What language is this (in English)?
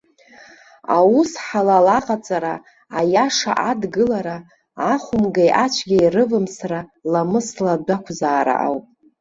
Abkhazian